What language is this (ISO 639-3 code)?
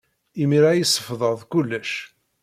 kab